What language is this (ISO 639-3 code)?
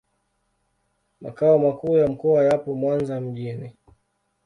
swa